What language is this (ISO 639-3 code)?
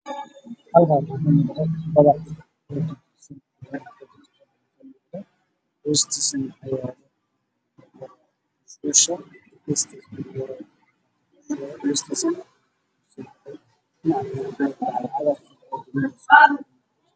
som